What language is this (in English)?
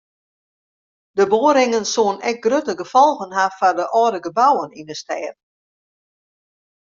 Western Frisian